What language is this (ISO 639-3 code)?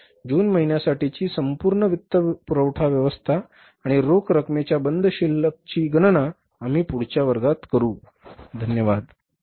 mar